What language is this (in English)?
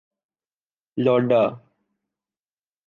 Urdu